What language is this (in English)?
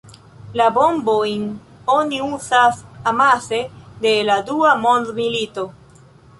Esperanto